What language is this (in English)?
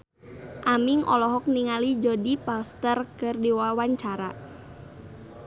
Sundanese